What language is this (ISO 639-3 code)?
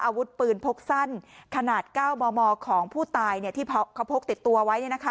tha